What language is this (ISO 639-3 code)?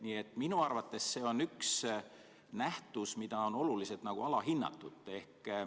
est